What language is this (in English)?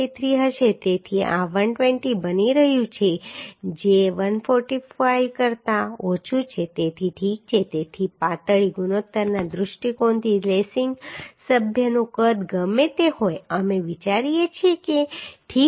Gujarati